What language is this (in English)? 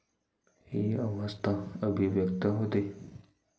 Marathi